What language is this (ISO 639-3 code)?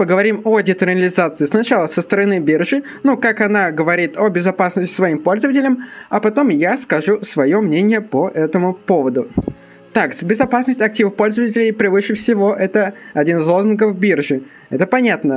rus